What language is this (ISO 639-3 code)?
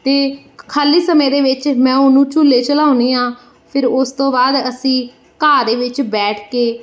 pan